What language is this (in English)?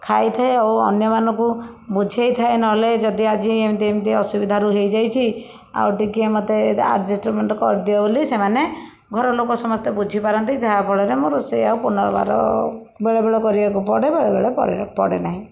Odia